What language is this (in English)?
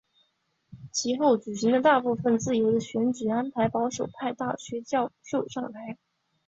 Chinese